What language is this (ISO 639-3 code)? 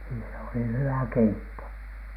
fin